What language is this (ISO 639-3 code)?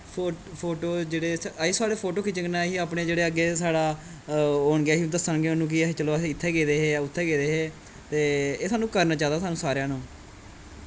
doi